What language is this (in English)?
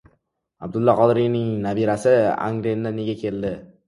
Uzbek